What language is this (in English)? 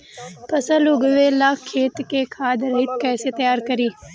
Bhojpuri